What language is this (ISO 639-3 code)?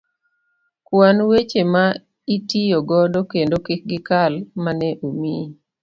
luo